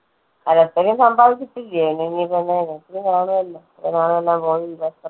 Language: Malayalam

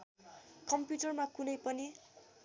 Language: Nepali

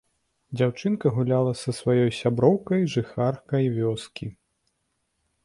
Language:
Belarusian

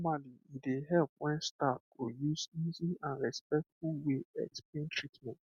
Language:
Nigerian Pidgin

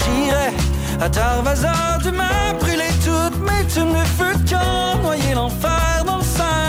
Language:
French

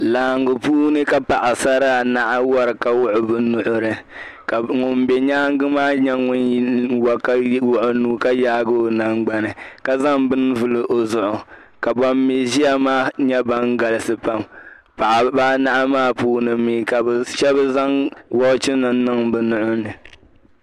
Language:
Dagbani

